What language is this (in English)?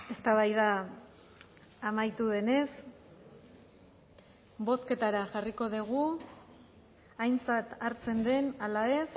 Basque